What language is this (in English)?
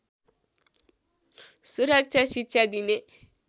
Nepali